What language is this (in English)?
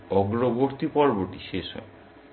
Bangla